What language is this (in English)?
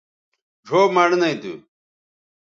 Bateri